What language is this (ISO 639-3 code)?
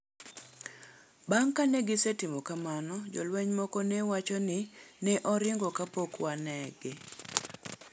luo